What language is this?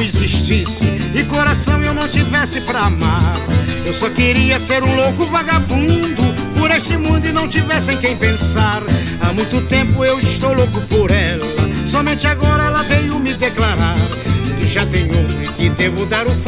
Portuguese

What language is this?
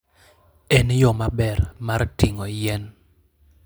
Luo (Kenya and Tanzania)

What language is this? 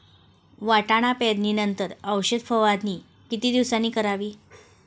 Marathi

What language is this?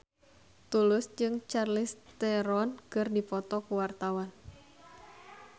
Sundanese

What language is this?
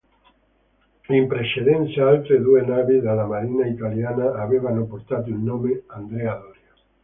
Italian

